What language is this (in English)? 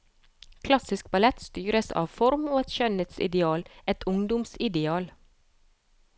Norwegian